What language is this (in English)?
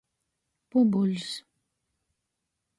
Latgalian